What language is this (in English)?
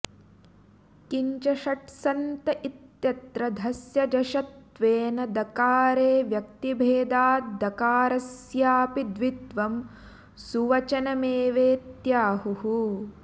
Sanskrit